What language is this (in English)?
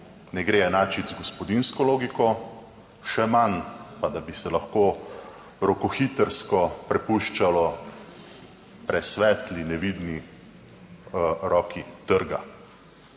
Slovenian